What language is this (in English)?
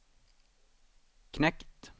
Swedish